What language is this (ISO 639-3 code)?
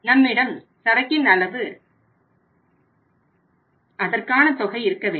tam